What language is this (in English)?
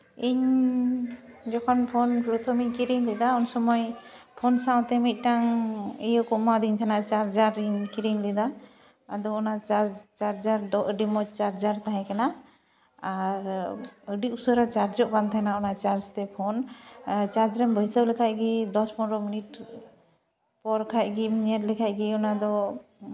Santali